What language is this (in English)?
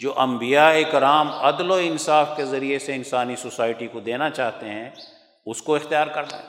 Urdu